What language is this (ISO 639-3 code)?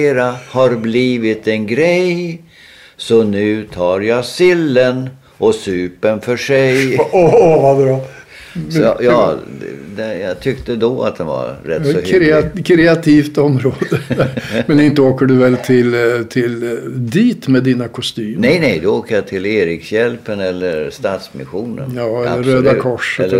swe